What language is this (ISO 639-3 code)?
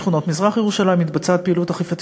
heb